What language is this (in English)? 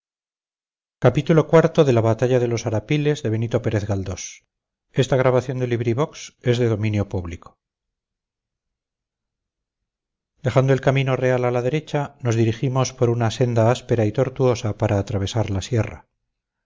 Spanish